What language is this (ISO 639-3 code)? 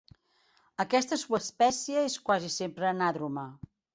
cat